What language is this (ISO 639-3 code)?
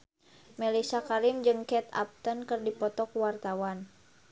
sun